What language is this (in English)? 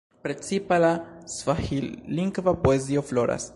Esperanto